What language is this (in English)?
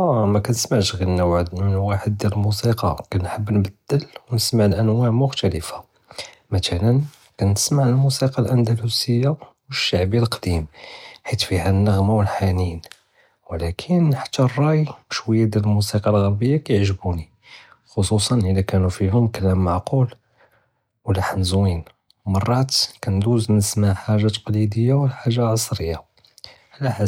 Judeo-Arabic